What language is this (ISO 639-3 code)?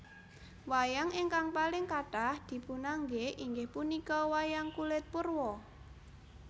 jav